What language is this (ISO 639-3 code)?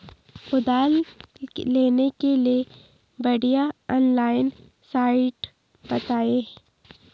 hin